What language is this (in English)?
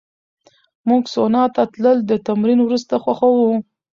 Pashto